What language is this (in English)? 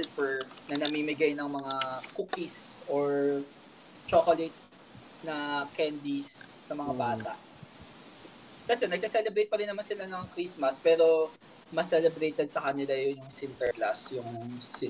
Filipino